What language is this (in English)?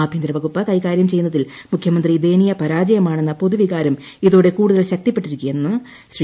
Malayalam